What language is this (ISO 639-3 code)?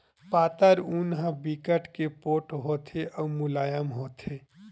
hne